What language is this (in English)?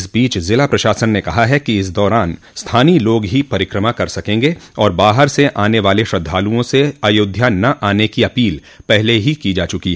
Hindi